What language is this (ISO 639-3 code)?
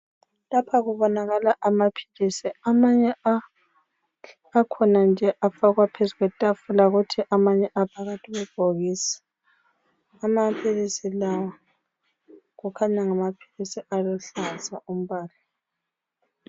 nde